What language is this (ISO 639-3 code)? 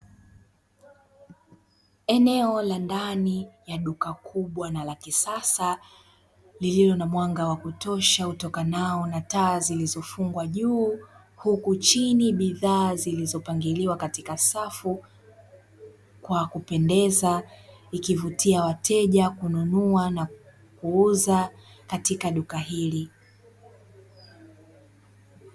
swa